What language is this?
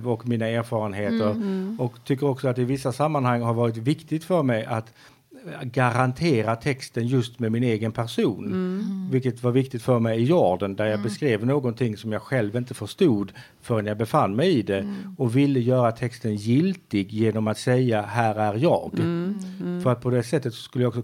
Swedish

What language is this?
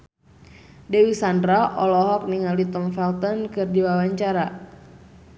Sundanese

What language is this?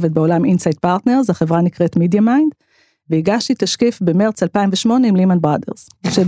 Hebrew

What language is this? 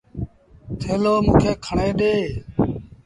Sindhi Bhil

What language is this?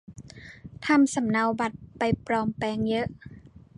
Thai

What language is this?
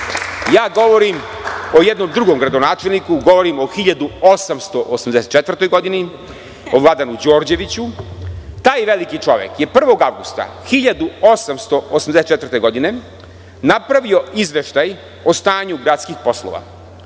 Serbian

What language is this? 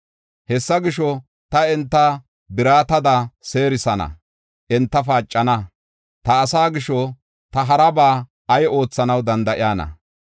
Gofa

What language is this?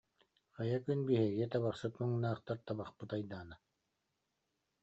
Yakut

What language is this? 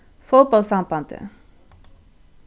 Faroese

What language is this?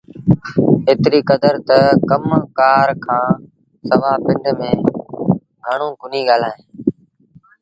Sindhi Bhil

